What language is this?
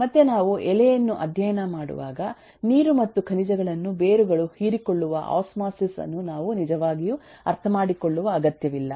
Kannada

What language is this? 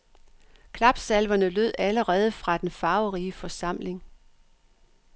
Danish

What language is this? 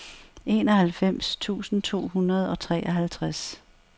Danish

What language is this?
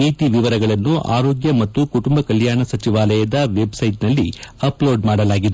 Kannada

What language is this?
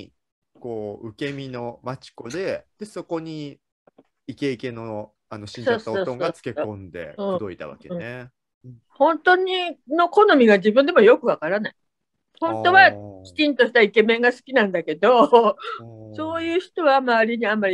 Japanese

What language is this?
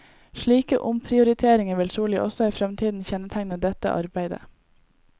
Norwegian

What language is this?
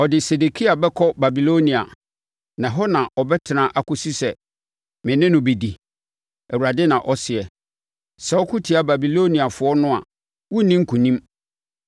Akan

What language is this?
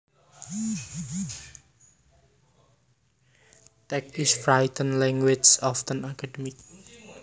Javanese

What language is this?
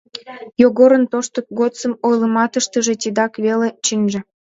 Mari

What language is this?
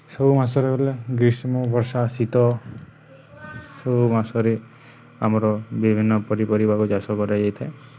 Odia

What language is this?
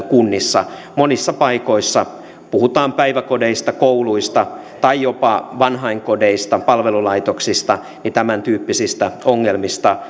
Finnish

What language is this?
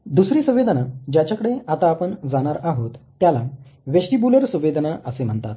Marathi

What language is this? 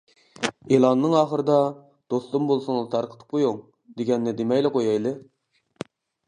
Uyghur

